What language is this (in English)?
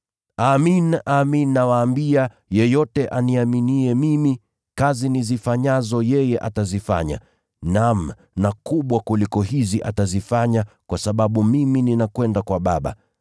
Swahili